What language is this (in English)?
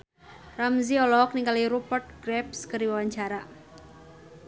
Sundanese